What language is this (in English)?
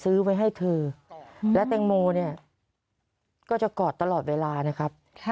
Thai